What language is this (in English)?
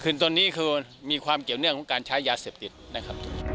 Thai